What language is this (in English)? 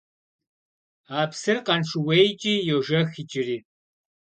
Kabardian